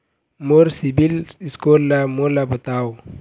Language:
Chhattisgarhi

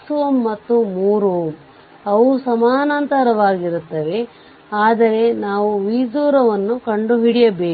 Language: Kannada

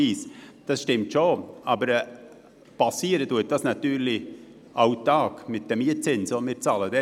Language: Swiss German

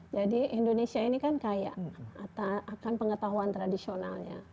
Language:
Indonesian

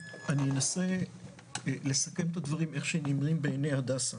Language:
Hebrew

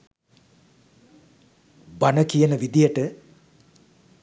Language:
Sinhala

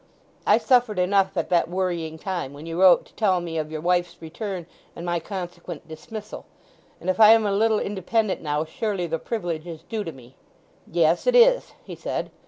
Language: English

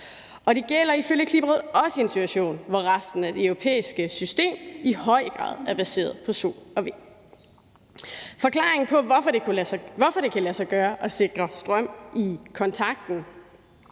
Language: Danish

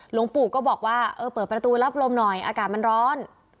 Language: Thai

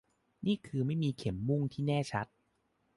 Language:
Thai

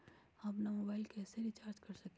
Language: Magahi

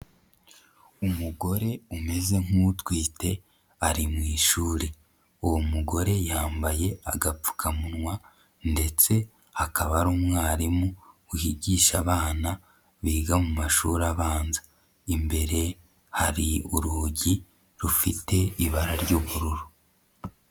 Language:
Kinyarwanda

